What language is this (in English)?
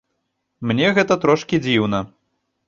Belarusian